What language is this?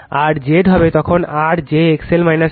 Bangla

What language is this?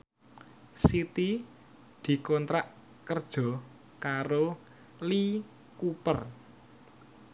Javanese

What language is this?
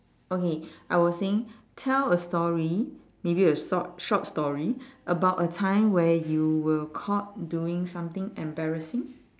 English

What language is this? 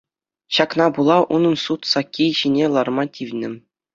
Chuvash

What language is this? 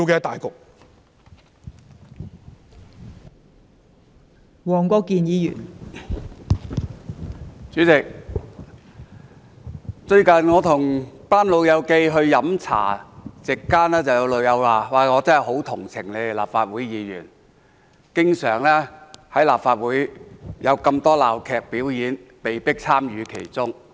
Cantonese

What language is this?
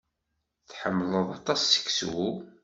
Kabyle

